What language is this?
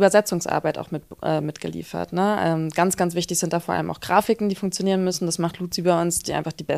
German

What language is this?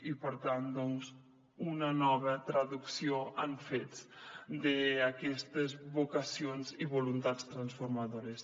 Catalan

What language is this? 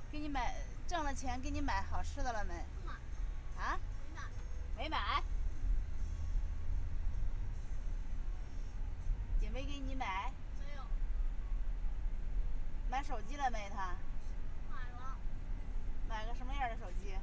Chinese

